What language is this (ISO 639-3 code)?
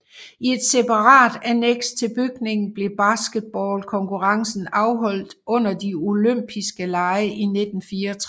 dan